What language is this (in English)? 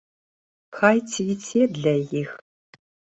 Belarusian